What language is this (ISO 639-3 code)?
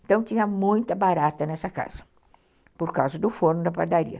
por